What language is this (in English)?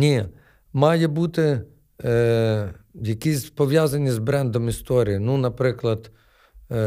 Ukrainian